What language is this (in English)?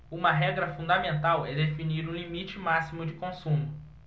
Portuguese